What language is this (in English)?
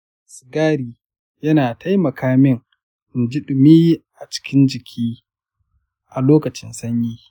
Hausa